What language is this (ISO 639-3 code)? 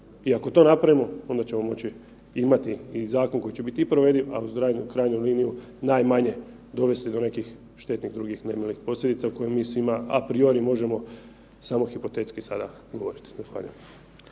hrv